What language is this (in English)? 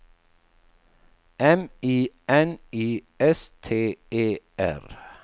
Swedish